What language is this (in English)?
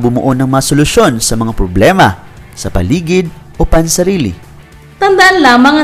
Filipino